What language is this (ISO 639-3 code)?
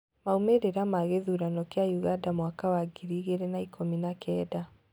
kik